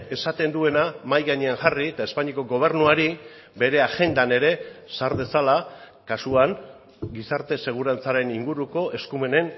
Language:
Basque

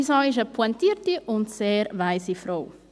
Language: Swiss German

